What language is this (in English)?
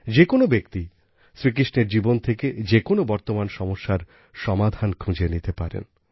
Bangla